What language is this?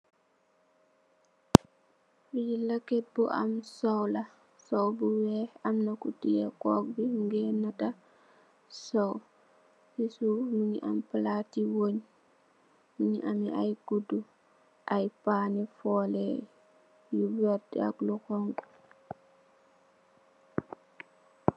Wolof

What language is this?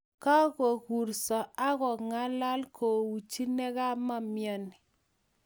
Kalenjin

